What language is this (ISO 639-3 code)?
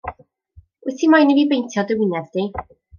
cym